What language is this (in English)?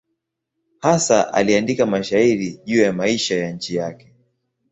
Swahili